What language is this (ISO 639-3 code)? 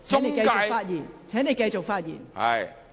yue